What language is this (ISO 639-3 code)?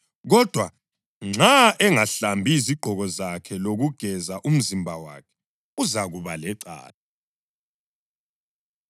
nde